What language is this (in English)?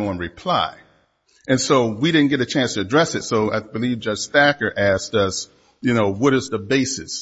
English